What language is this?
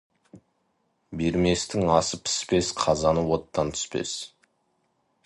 Kazakh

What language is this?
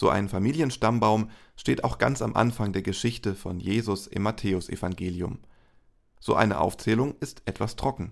German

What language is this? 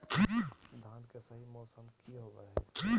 Magahi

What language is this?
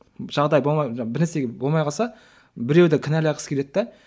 Kazakh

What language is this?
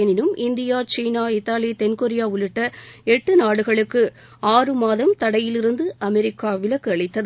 Tamil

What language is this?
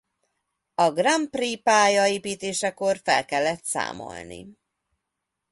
Hungarian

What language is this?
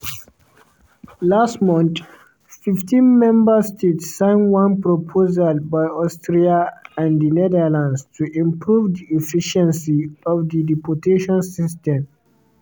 Nigerian Pidgin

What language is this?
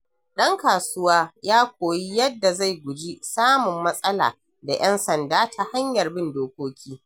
Hausa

